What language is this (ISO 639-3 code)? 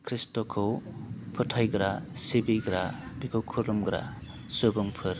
brx